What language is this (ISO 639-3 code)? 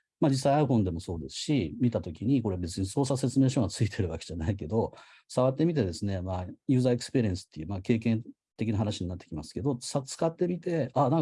jpn